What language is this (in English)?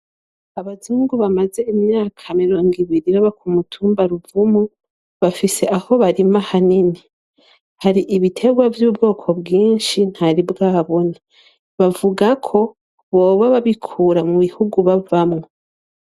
Rundi